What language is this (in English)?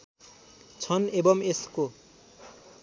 Nepali